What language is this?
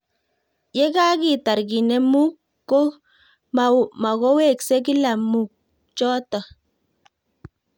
Kalenjin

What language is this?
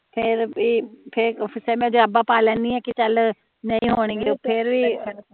Punjabi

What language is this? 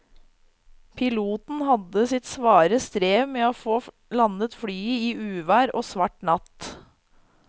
Norwegian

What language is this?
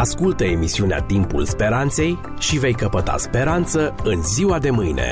Romanian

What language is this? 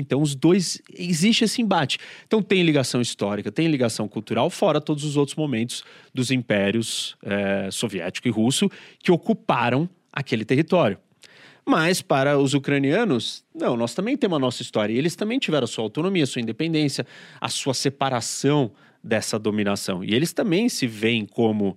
Portuguese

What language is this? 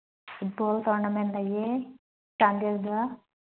Manipuri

